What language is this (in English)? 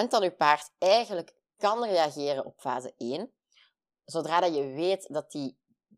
Dutch